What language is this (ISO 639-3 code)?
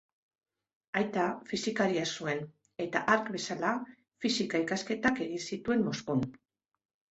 eus